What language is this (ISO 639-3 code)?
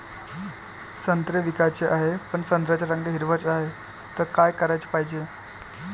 mar